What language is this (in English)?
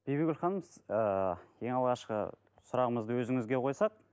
Kazakh